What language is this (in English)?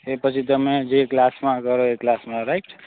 Gujarati